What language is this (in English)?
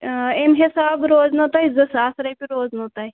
Kashmiri